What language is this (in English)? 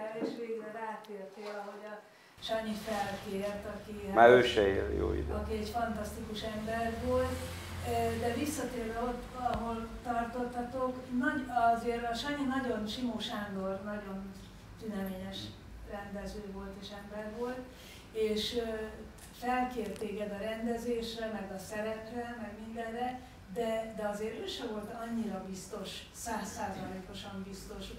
Hungarian